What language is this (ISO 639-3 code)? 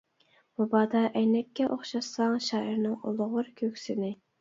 uig